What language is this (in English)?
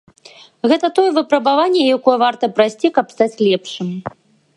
Belarusian